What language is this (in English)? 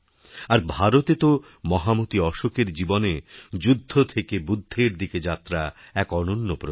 Bangla